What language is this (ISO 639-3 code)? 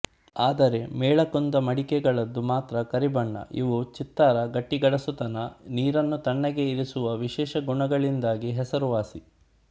kan